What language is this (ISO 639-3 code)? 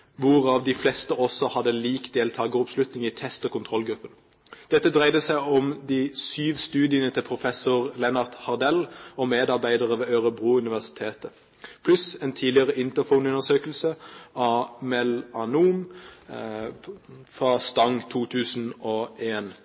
nob